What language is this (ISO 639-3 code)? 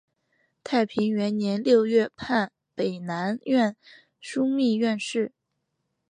zho